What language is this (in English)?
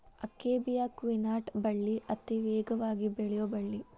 Kannada